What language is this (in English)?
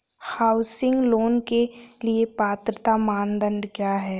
Hindi